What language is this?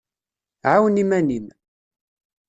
Kabyle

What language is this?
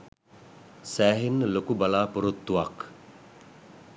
Sinhala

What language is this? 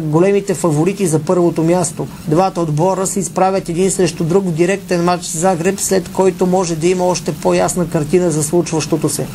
Bulgarian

